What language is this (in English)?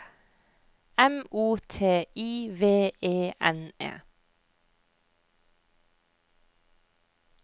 Norwegian